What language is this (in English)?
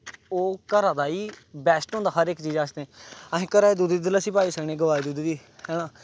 Dogri